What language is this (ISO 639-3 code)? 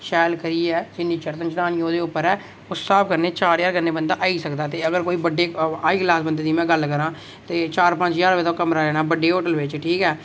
doi